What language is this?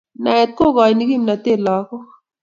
Kalenjin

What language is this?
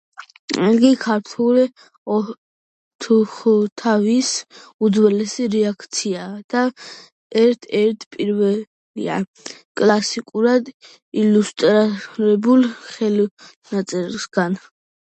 Georgian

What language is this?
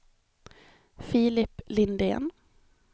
Swedish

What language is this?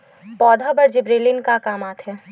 Chhattisgarhi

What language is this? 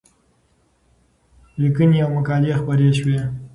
Pashto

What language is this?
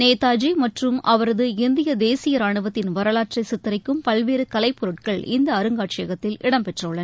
Tamil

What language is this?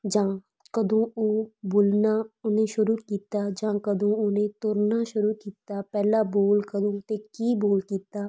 Punjabi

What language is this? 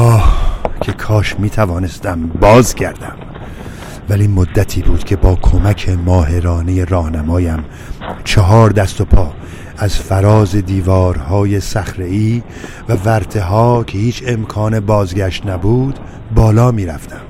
Persian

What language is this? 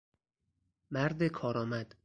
Persian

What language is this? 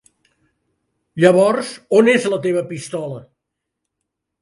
Catalan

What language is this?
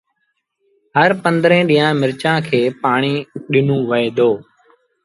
Sindhi Bhil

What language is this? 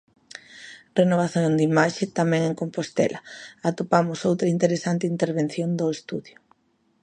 Galician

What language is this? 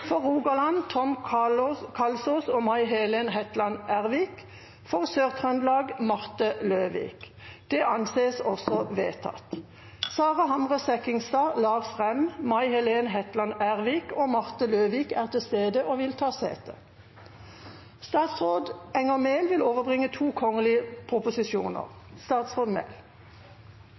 Norwegian Bokmål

